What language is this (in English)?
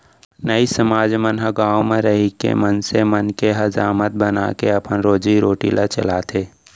Chhattisgarhi